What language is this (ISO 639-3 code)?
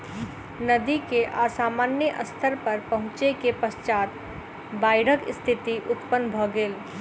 mai